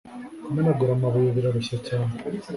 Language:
Kinyarwanda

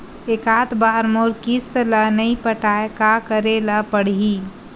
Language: Chhattisgarhi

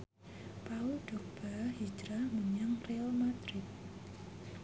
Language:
Javanese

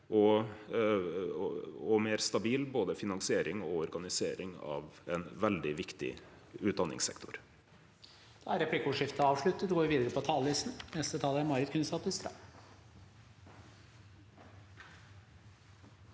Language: Norwegian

